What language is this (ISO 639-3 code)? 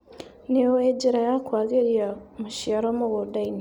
kik